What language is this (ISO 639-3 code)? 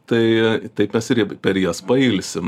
lit